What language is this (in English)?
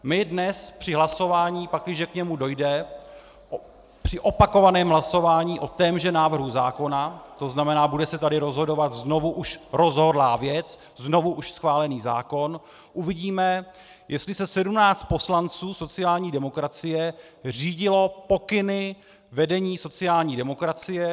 Czech